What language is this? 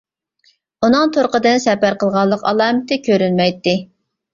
Uyghur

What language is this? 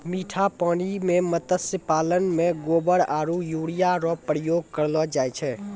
Maithili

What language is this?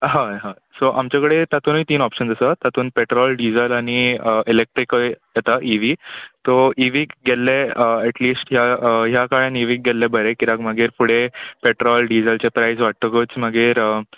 Konkani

